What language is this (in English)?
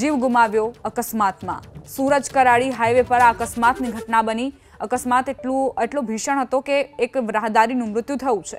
Hindi